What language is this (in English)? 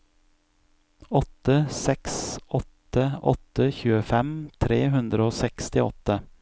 Norwegian